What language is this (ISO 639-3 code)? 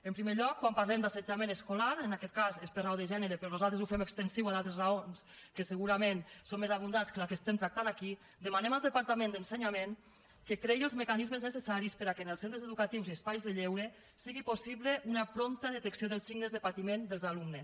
cat